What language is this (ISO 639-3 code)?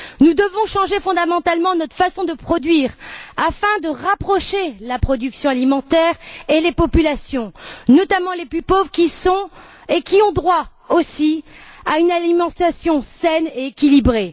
fra